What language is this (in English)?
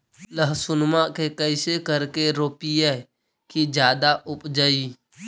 Magahi